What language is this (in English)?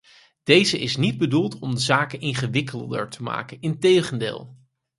Dutch